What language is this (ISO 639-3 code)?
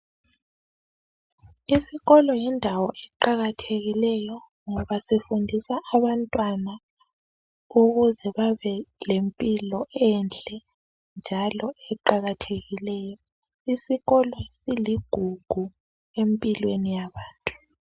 nde